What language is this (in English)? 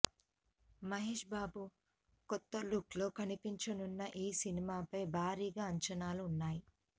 Telugu